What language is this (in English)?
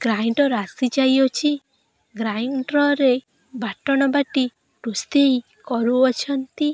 Odia